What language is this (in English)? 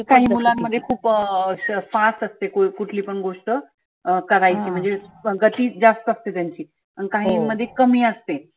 Marathi